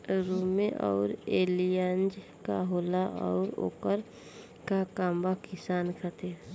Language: Bhojpuri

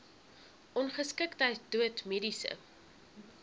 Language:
Afrikaans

